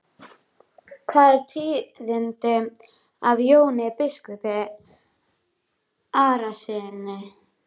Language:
Icelandic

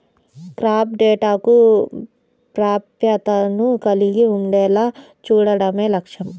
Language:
Telugu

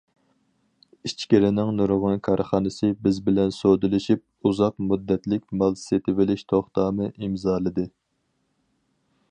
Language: Uyghur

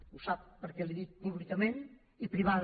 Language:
Catalan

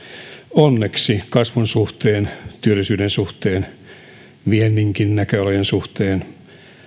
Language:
Finnish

